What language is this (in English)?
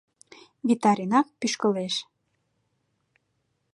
Mari